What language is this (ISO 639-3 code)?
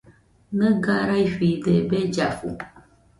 hux